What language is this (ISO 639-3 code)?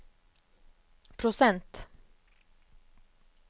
nor